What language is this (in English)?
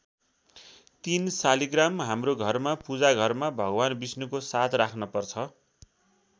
Nepali